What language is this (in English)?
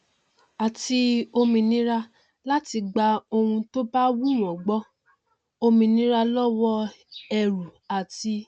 Yoruba